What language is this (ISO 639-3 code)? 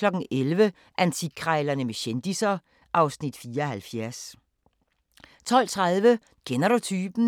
dan